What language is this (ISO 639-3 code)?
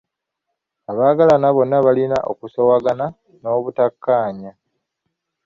lug